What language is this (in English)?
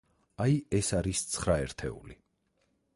Georgian